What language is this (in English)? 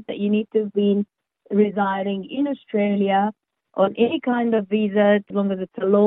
Croatian